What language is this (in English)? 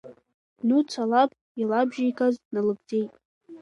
Abkhazian